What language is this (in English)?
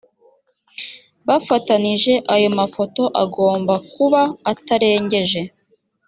Kinyarwanda